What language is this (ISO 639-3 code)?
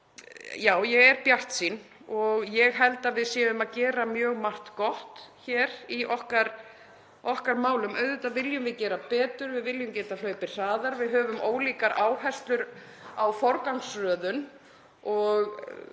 isl